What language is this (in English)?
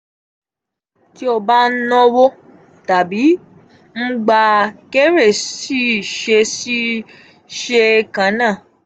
Yoruba